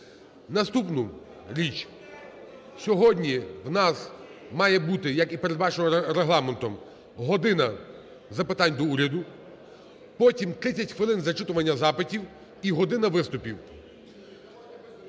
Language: Ukrainian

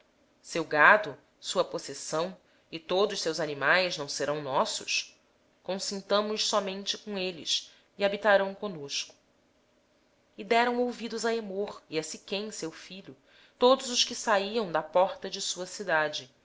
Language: Portuguese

